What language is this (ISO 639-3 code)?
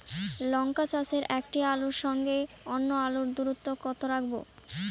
ben